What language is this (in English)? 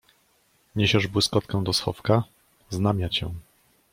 Polish